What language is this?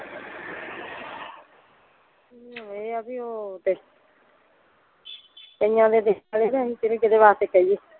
Punjabi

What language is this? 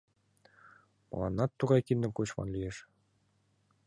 Mari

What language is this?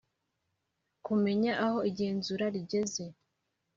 Kinyarwanda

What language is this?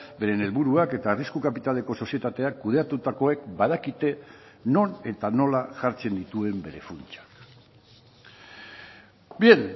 Basque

